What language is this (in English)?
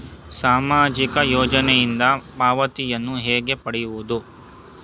Kannada